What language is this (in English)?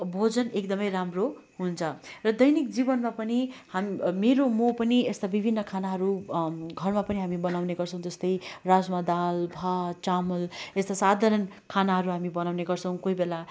Nepali